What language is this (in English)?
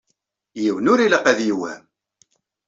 Kabyle